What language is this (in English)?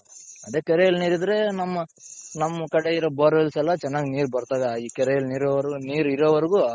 Kannada